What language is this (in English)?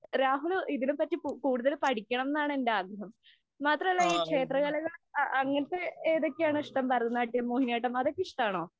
Malayalam